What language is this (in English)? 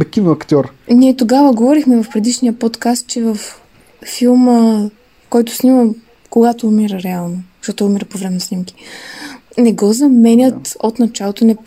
Bulgarian